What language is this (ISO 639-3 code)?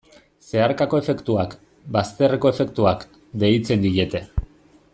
eus